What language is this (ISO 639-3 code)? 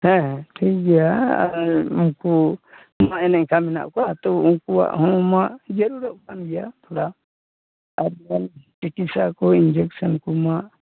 sat